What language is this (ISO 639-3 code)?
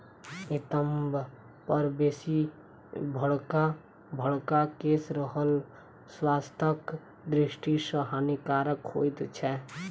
mai